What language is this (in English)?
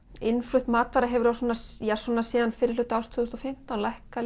Icelandic